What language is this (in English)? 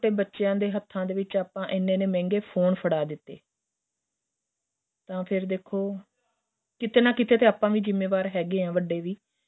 Punjabi